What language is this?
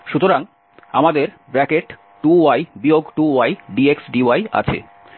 Bangla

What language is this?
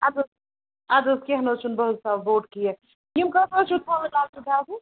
Kashmiri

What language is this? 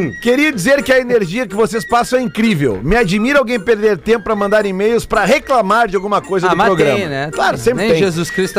Portuguese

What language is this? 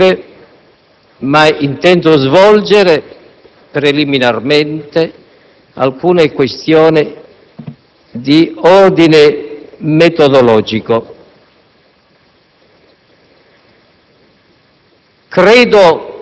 Italian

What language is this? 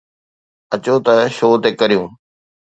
Sindhi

